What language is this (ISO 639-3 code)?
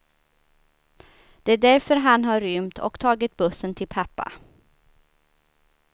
swe